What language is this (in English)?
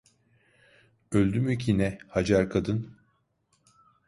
Turkish